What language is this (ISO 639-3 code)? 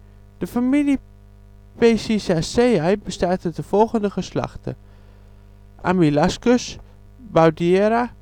nld